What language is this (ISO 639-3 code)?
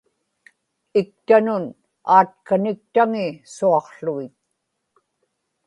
ipk